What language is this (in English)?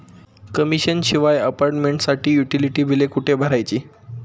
Marathi